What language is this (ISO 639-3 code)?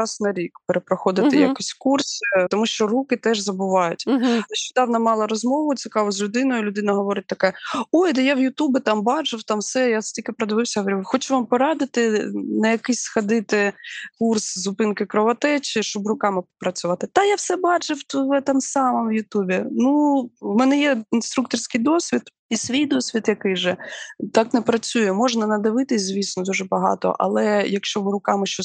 ukr